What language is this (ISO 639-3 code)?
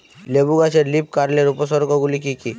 ben